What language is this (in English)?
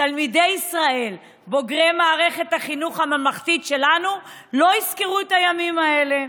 Hebrew